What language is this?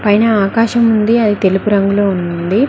Telugu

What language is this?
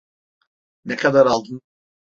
Turkish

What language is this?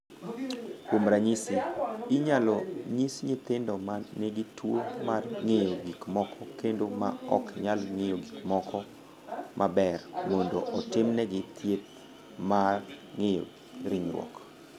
Luo (Kenya and Tanzania)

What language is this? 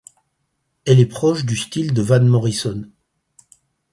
French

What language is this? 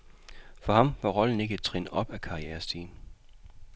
Danish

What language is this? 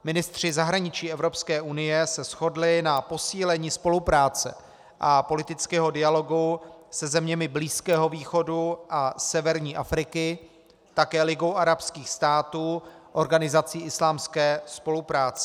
Czech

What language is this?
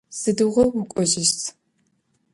Adyghe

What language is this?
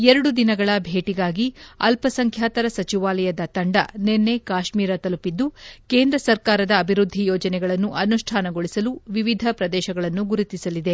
Kannada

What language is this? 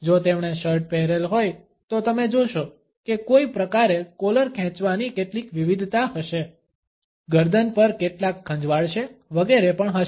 Gujarati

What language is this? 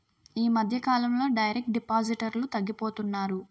Telugu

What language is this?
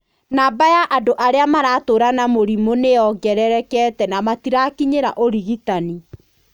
Kikuyu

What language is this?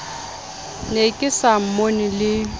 Southern Sotho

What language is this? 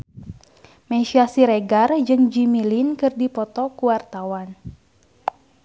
Sundanese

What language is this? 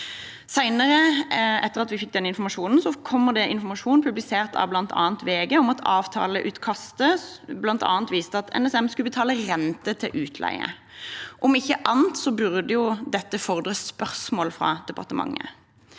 Norwegian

